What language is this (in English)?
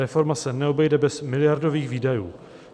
Czech